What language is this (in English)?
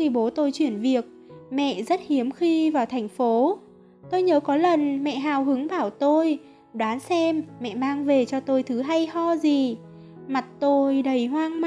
Vietnamese